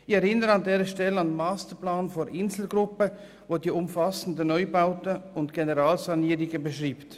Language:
Swiss German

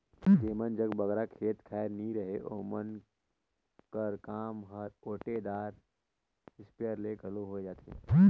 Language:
Chhattisgarhi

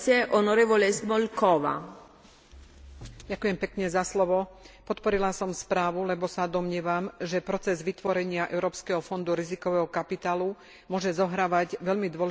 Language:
Slovak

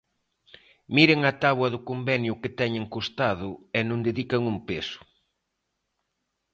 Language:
Galician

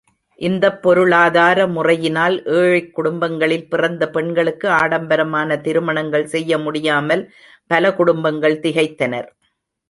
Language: Tamil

